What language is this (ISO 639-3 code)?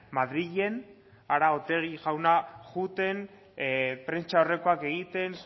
eus